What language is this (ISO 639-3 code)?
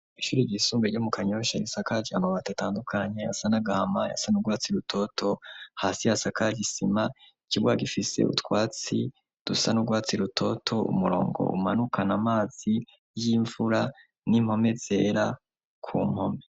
run